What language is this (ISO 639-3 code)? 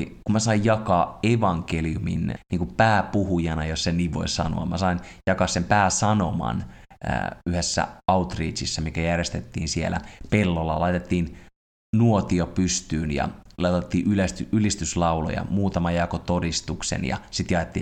fin